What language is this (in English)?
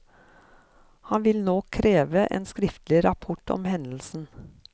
Norwegian